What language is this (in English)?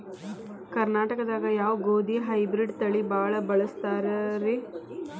Kannada